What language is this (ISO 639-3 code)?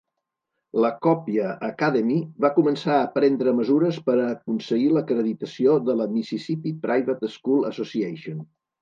cat